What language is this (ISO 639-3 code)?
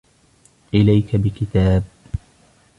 ara